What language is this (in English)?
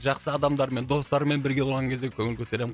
Kazakh